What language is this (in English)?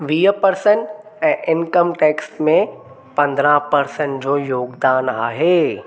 Sindhi